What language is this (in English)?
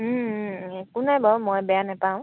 Assamese